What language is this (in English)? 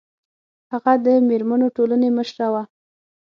Pashto